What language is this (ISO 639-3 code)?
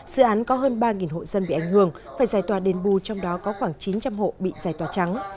vie